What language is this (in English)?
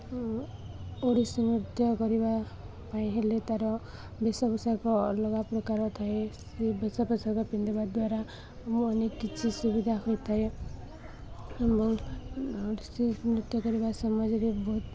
Odia